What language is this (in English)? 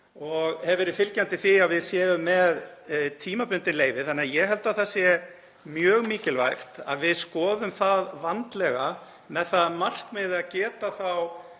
Icelandic